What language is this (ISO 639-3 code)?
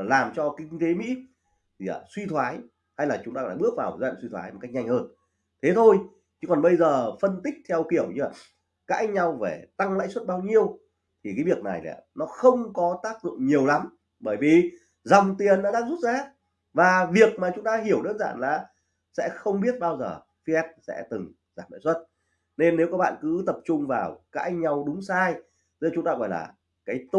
vie